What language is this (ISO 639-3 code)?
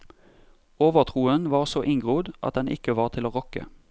nor